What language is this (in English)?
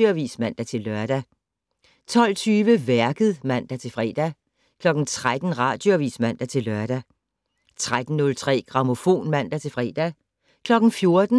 Danish